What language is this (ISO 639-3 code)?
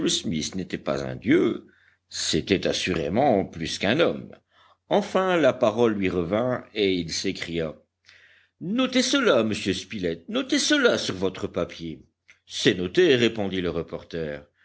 fra